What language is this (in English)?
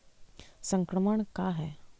Magahi